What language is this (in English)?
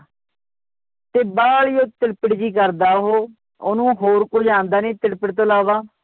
Punjabi